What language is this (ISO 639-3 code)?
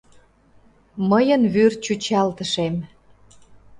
chm